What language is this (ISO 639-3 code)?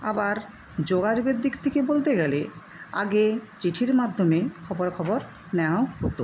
ben